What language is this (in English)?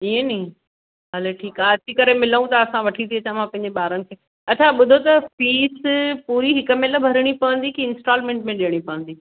Sindhi